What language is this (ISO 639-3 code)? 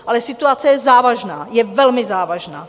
ces